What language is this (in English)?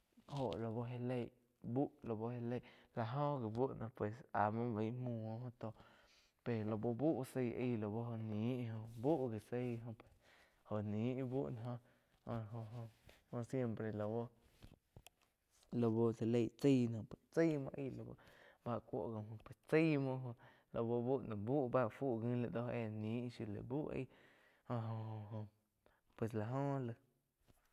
Quiotepec Chinantec